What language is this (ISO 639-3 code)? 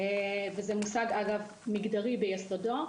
heb